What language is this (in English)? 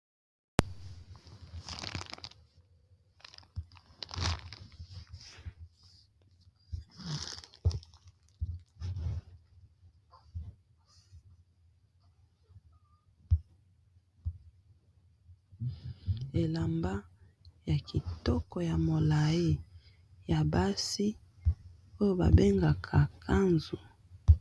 Lingala